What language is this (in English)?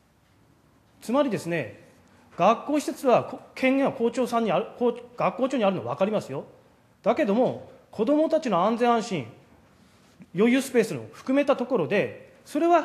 Japanese